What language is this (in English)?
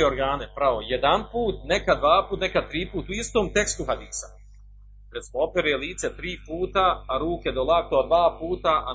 Croatian